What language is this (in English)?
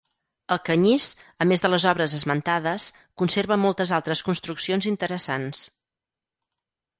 Catalan